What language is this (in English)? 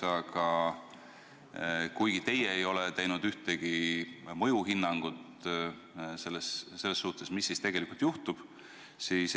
Estonian